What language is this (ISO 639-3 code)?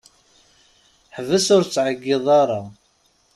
kab